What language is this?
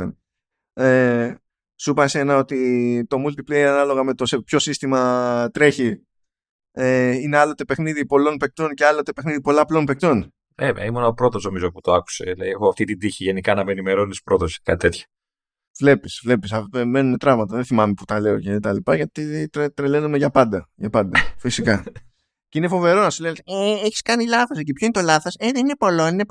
Greek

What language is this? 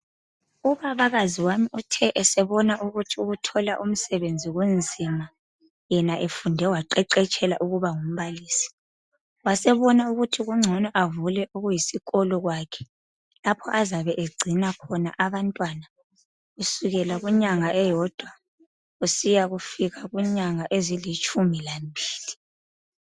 North Ndebele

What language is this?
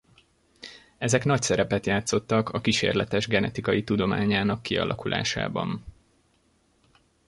Hungarian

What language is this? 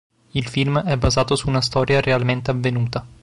Italian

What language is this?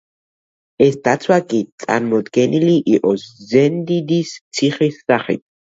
Georgian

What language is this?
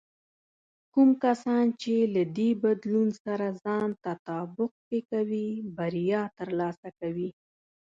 Pashto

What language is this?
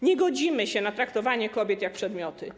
Polish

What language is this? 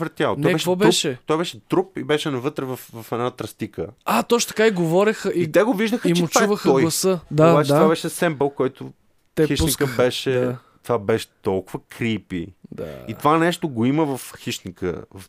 Bulgarian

